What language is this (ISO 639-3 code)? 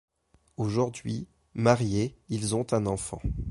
fra